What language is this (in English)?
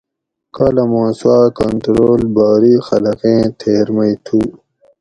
Gawri